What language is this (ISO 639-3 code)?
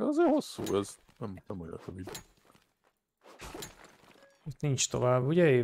hun